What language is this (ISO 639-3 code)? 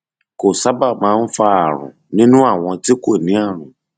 yor